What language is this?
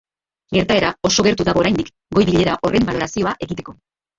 Basque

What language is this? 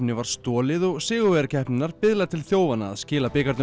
Icelandic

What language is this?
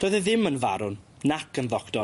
Welsh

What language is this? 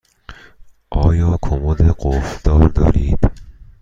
Persian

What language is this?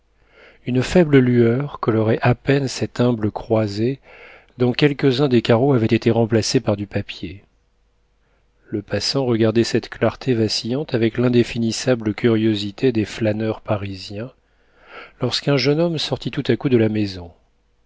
French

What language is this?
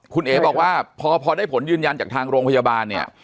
Thai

